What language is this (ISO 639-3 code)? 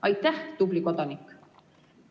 est